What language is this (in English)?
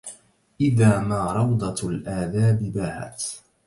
Arabic